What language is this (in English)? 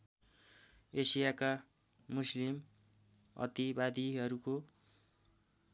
Nepali